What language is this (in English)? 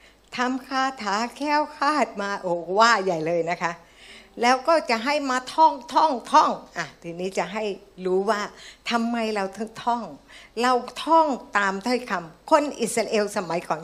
Thai